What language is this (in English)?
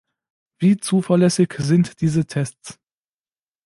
German